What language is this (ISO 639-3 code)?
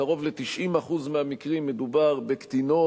heb